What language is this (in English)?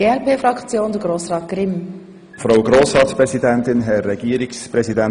Swiss German